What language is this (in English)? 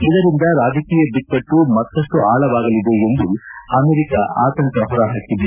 Kannada